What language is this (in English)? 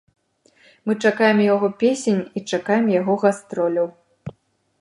Belarusian